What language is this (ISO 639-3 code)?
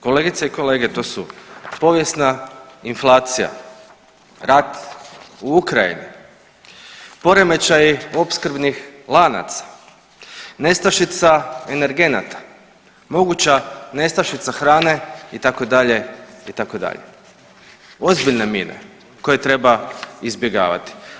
hrv